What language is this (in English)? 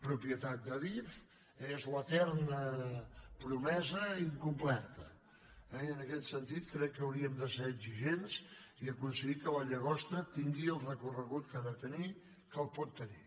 Catalan